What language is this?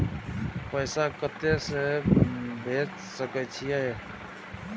Maithili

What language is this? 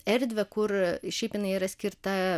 Lithuanian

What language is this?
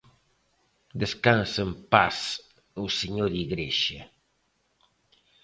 Galician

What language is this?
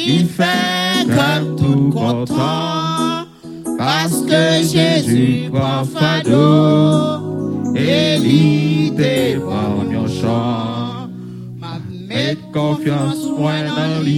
French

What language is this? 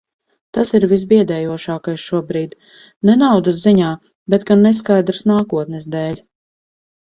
Latvian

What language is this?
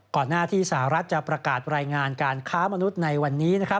Thai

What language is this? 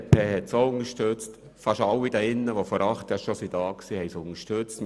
Swiss German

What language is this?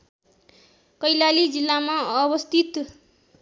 Nepali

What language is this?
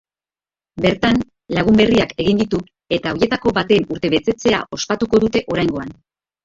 Basque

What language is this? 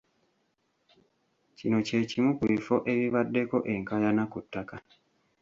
Ganda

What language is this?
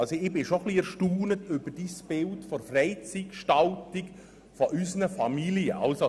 Swiss German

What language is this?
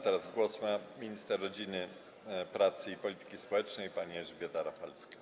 Polish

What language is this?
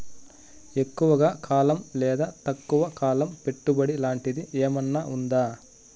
Telugu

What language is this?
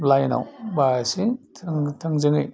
Bodo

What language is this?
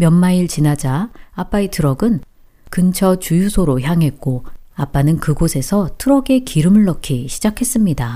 Korean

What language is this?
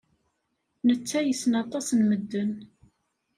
Kabyle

